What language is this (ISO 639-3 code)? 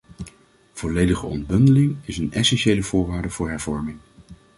nld